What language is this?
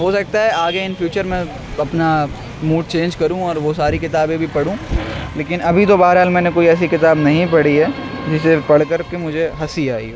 Urdu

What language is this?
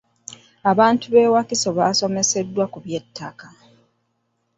Ganda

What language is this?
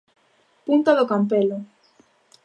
Galician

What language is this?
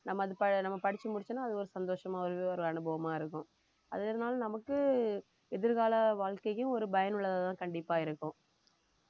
Tamil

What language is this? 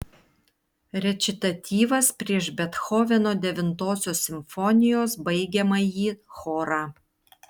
Lithuanian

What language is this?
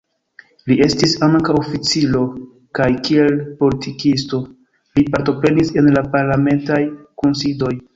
Esperanto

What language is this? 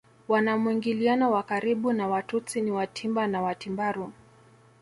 Swahili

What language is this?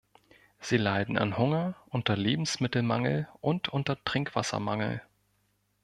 German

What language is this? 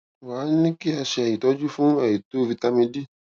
Yoruba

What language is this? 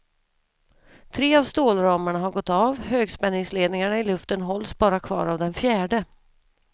Swedish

